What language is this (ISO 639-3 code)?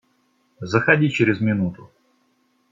rus